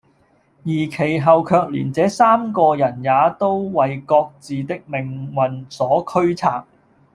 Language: Cantonese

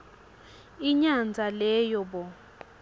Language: Swati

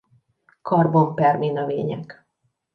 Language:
Hungarian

